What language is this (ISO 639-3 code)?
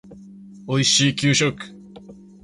jpn